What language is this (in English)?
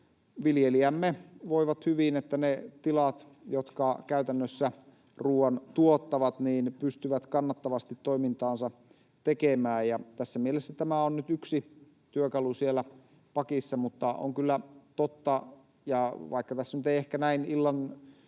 Finnish